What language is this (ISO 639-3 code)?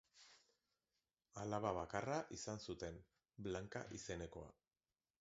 eus